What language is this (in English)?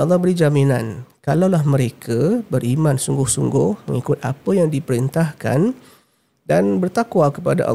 Malay